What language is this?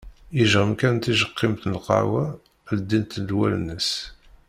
Kabyle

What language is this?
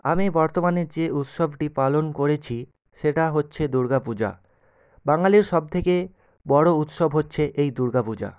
Bangla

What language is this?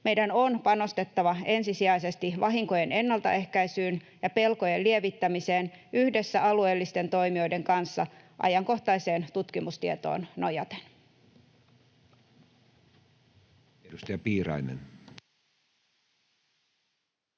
Finnish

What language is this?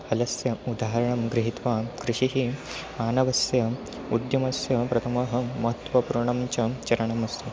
Sanskrit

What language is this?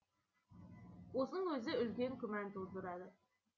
Kazakh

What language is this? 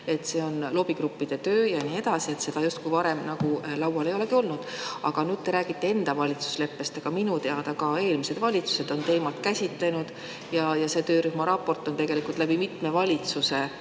Estonian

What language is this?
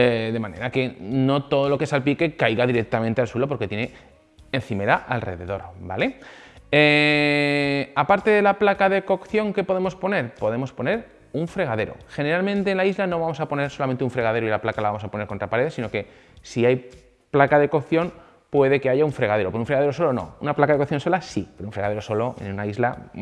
Spanish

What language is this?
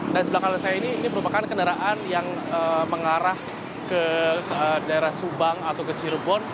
Indonesian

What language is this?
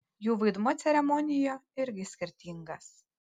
Lithuanian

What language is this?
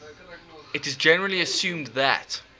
English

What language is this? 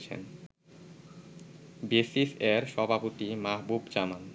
Bangla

